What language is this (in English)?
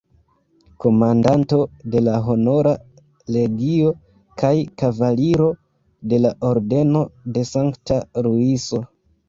Esperanto